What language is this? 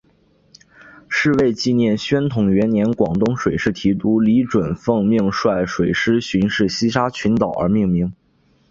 Chinese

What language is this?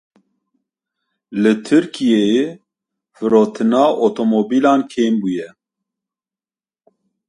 Kurdish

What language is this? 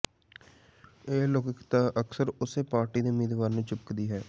Punjabi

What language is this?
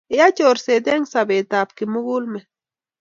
Kalenjin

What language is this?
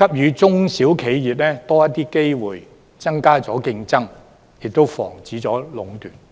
Cantonese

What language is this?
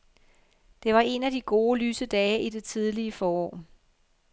Danish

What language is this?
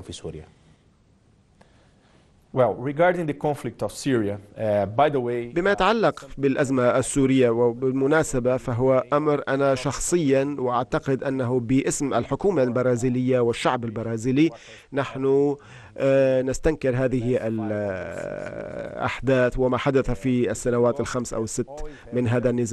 Arabic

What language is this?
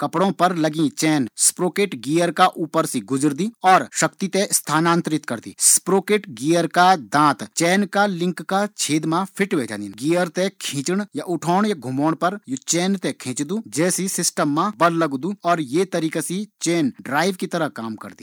Garhwali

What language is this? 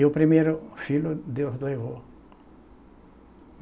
Portuguese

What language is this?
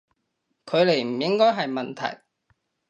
Cantonese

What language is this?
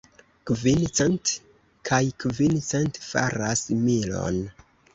Esperanto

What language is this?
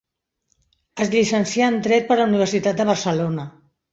Catalan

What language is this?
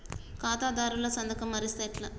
Telugu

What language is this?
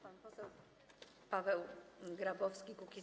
Polish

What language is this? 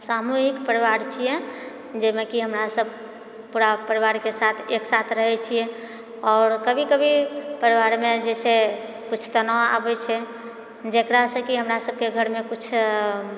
Maithili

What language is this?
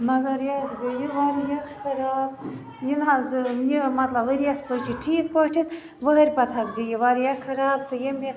Kashmiri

